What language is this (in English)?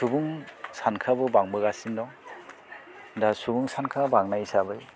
Bodo